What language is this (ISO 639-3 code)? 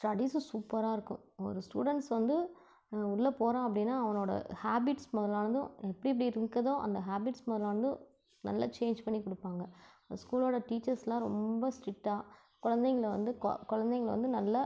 tam